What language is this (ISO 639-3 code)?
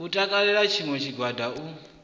ven